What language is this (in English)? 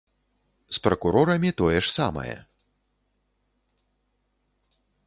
Belarusian